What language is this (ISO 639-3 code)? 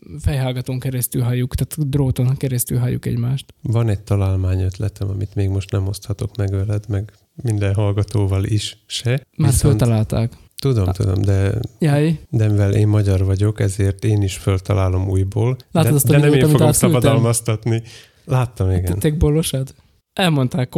hun